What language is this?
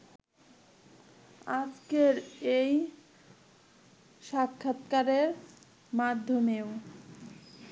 Bangla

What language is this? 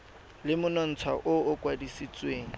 Tswana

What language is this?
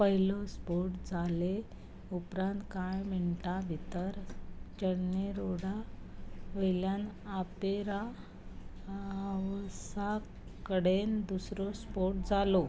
Konkani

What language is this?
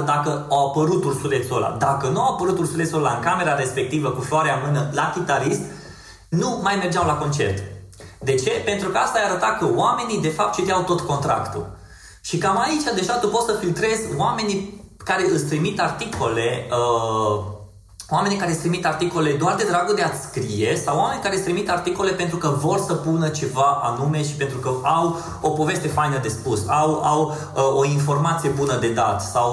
Romanian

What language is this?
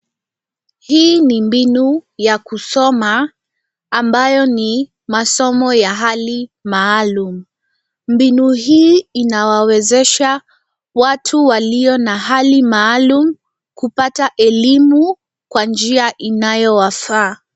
Swahili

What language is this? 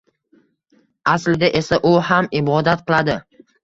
Uzbek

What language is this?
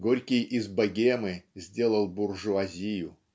Russian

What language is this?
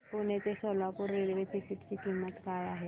Marathi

